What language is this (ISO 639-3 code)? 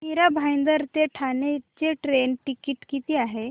mar